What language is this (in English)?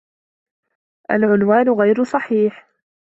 Arabic